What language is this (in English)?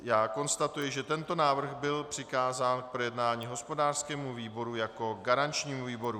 Czech